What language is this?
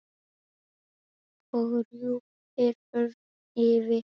Icelandic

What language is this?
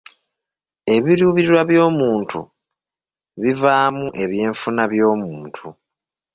Ganda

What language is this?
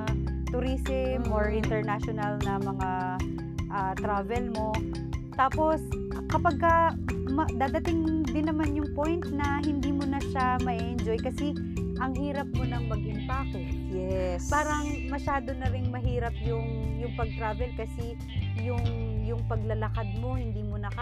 Filipino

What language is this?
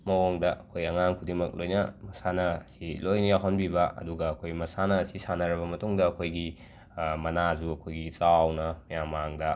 Manipuri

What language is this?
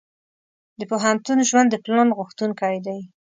Pashto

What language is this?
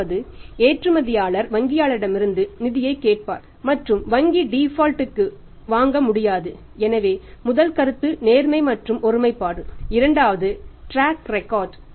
Tamil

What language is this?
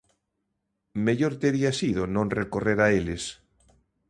Galician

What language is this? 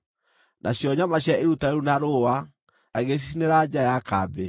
Kikuyu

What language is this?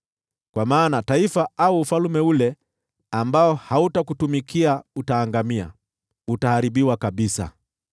Swahili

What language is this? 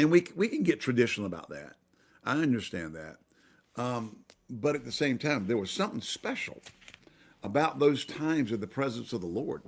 English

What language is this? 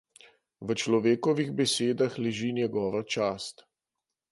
Slovenian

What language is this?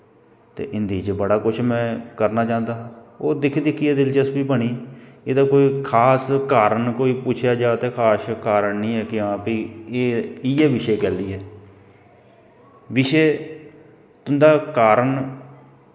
Dogri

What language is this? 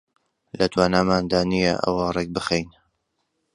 Central Kurdish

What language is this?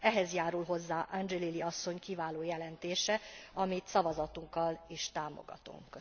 Hungarian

